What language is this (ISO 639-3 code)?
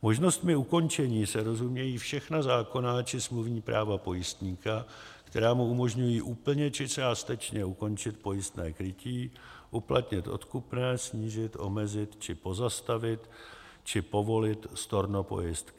ces